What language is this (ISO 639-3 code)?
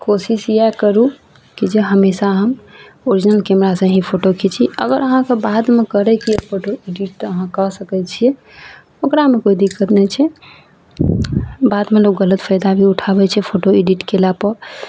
mai